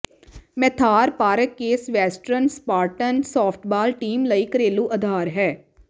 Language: Punjabi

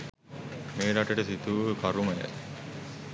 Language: Sinhala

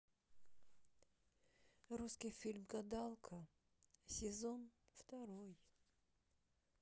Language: Russian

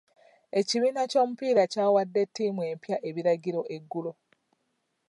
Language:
Ganda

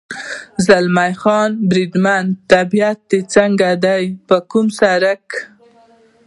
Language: Pashto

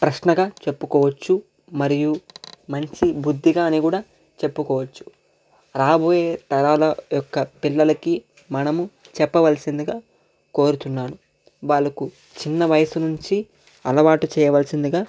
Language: Telugu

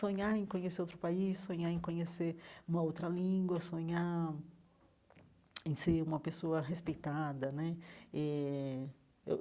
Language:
Portuguese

